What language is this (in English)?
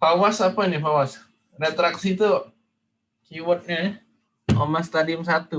Indonesian